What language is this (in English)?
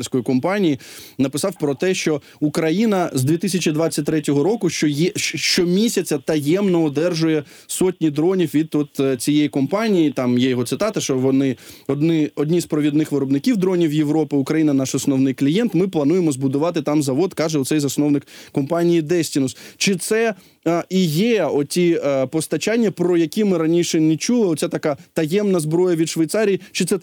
Ukrainian